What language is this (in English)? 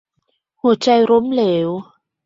Thai